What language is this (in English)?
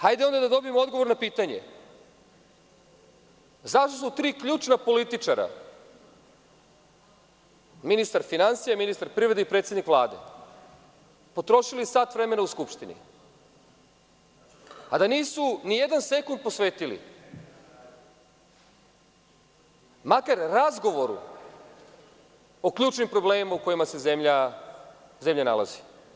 Serbian